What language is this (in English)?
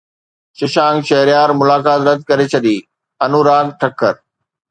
Sindhi